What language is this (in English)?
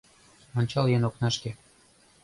Mari